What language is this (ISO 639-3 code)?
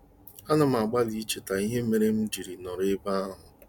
ibo